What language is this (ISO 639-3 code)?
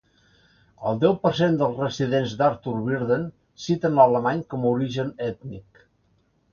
cat